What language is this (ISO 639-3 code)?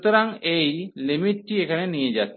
ben